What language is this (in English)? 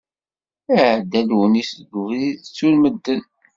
Kabyle